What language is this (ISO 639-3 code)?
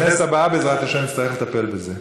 heb